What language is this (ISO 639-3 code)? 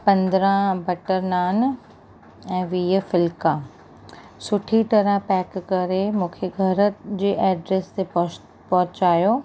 snd